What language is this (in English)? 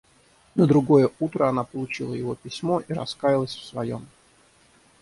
Russian